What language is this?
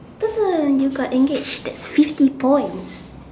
English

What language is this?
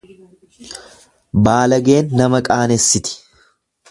Oromo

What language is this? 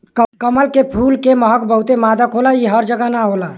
Bhojpuri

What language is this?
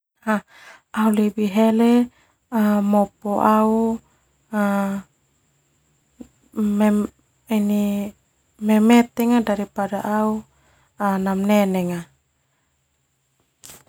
Termanu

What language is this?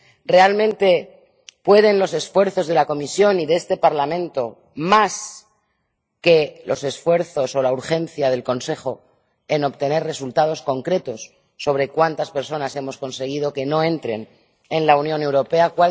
Spanish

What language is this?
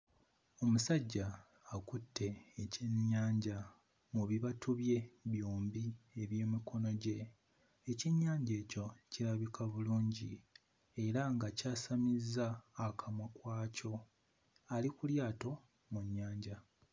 Ganda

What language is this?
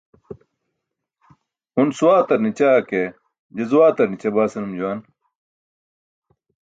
Burushaski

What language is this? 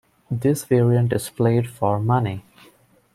English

